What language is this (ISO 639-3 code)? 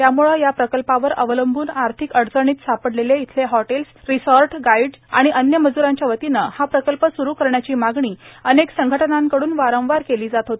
mar